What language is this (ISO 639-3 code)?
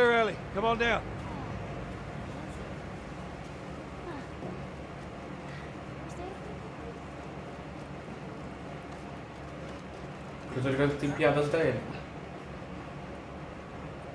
por